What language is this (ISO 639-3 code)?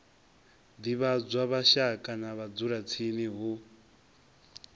ven